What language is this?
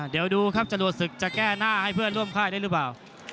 Thai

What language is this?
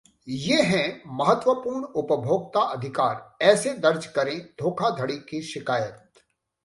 Hindi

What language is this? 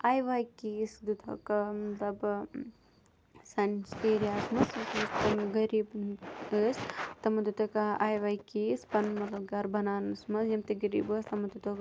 Kashmiri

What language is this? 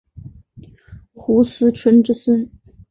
Chinese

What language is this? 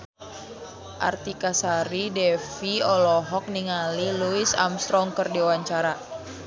Sundanese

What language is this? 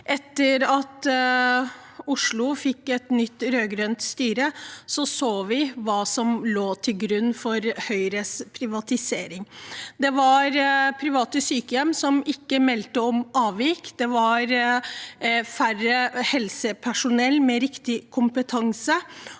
Norwegian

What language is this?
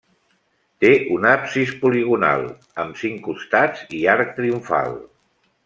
Catalan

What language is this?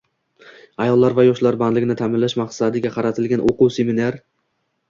Uzbek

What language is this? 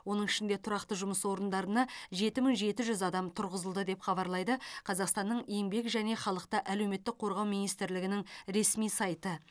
Kazakh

